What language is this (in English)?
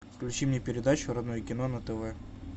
Russian